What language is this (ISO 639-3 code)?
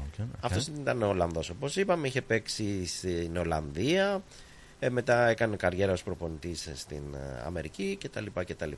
ell